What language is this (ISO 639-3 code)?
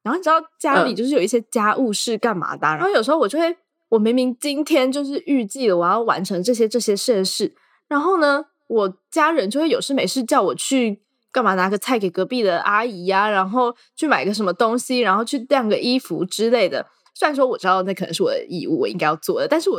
zho